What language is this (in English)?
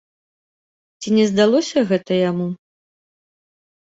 Belarusian